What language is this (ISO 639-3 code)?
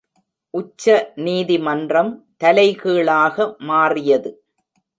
tam